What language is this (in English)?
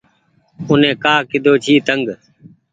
Goaria